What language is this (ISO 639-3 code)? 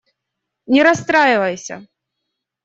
rus